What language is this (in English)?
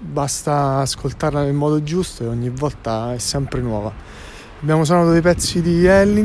Italian